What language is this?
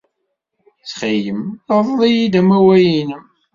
Kabyle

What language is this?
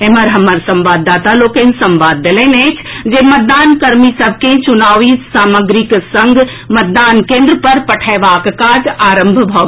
Maithili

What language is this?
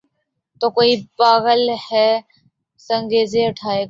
Urdu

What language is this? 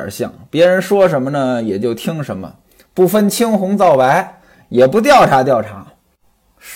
Chinese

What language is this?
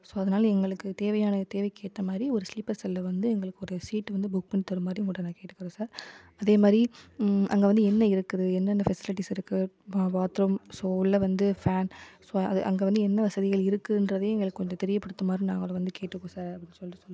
Tamil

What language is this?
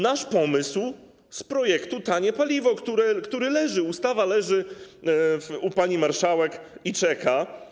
Polish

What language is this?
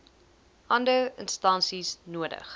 Afrikaans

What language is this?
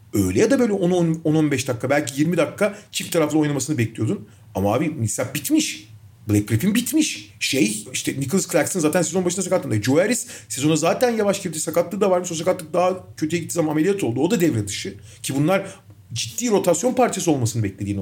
Turkish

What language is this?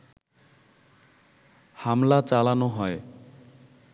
Bangla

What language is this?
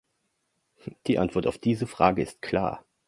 German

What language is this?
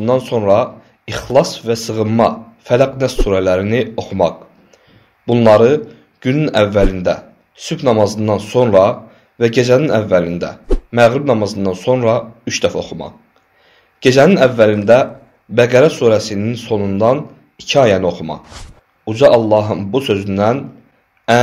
Turkish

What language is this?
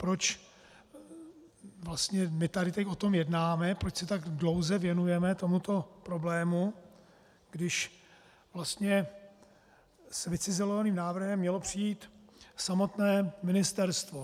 Czech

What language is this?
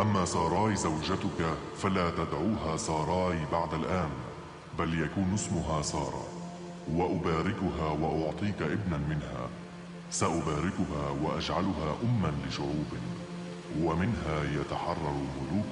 Arabic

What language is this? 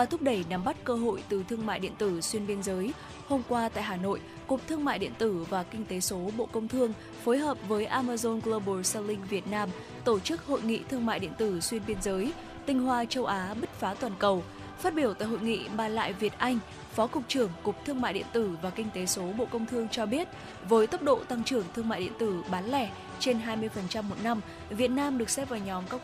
Vietnamese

